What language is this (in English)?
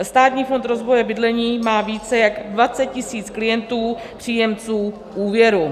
Czech